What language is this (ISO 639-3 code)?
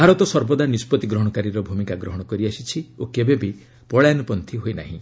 ori